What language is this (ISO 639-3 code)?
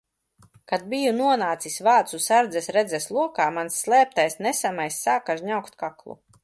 lav